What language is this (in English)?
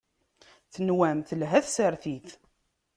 Kabyle